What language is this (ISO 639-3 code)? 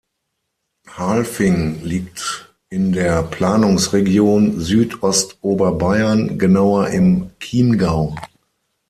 deu